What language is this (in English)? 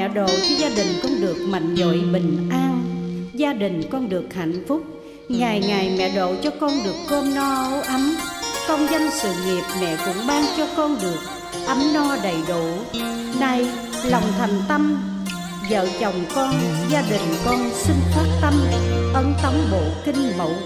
Vietnamese